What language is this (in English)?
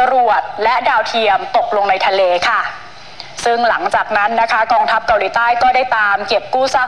Thai